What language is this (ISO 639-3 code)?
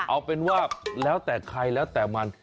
tha